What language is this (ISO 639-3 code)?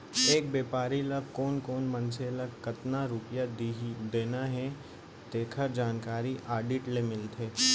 hne